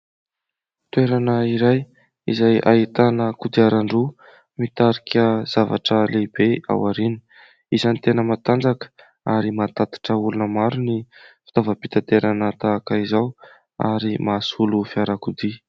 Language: Malagasy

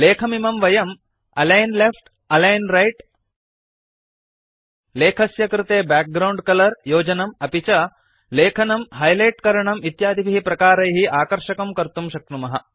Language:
Sanskrit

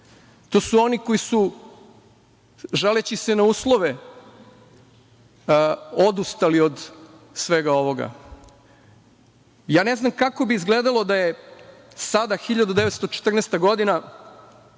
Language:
Serbian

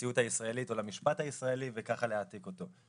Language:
Hebrew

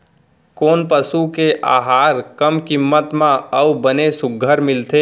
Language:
Chhattisgarhi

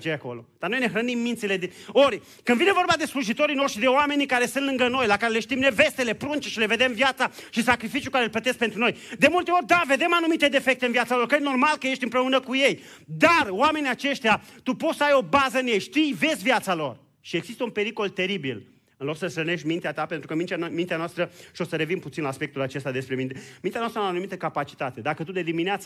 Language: Romanian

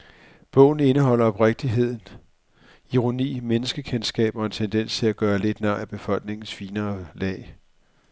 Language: Danish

